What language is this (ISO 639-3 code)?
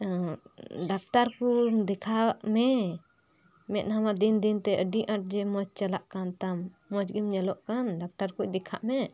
sat